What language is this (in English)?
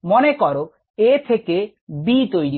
Bangla